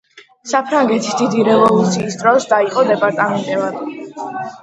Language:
Georgian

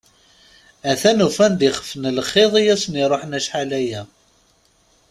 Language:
Kabyle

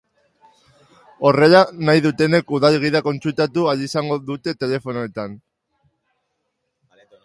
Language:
Basque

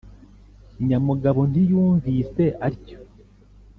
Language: Kinyarwanda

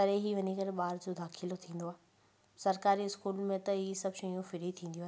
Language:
Sindhi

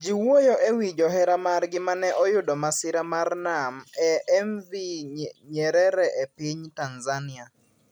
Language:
Luo (Kenya and Tanzania)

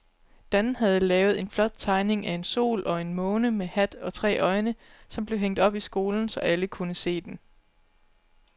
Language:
Danish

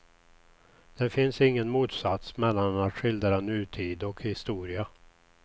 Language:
Swedish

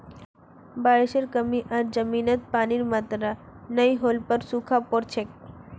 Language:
Magahi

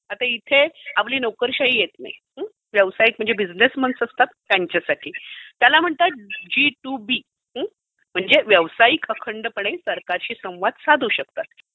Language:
Marathi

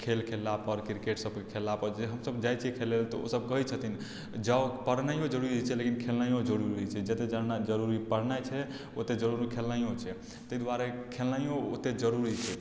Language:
Maithili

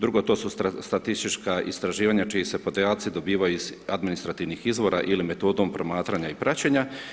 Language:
Croatian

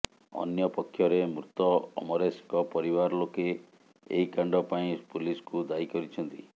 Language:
Odia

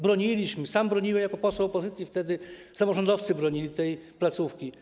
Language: Polish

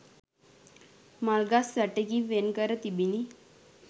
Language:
Sinhala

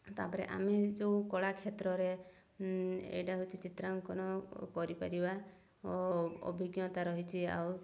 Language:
Odia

